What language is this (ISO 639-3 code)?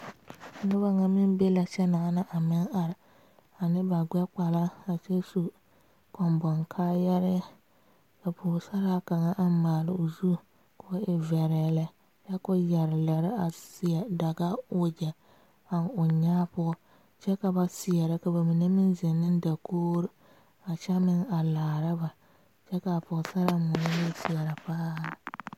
dga